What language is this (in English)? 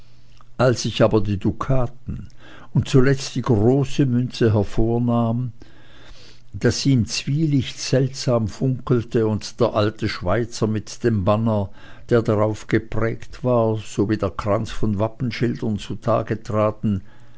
German